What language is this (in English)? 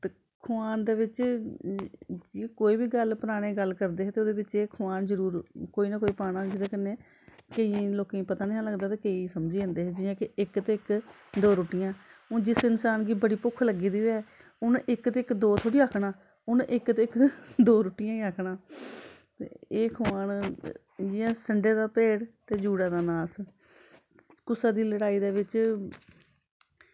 Dogri